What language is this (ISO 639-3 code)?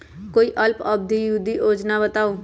mag